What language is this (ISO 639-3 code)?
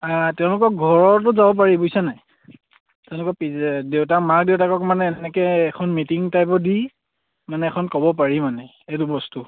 asm